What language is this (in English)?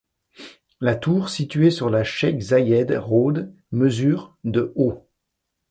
French